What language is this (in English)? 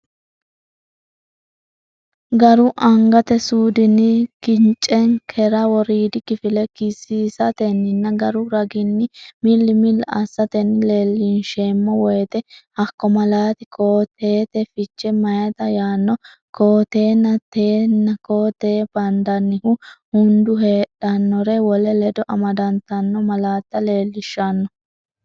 Sidamo